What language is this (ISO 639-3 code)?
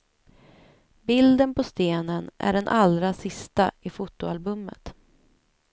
swe